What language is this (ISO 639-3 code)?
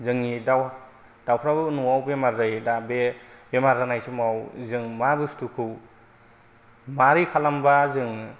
brx